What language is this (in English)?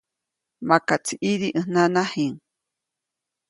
Copainalá Zoque